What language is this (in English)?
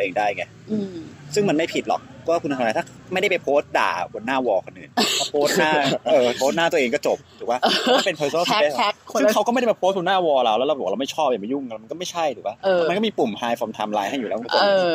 Thai